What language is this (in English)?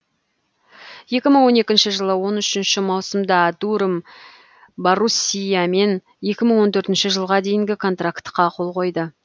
Kazakh